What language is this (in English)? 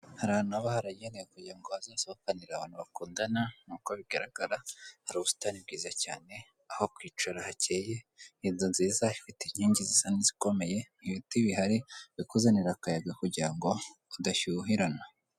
Kinyarwanda